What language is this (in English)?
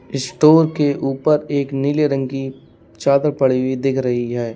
Hindi